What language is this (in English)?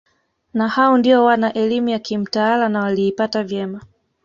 Swahili